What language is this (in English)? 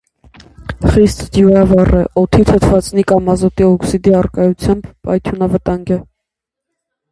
Armenian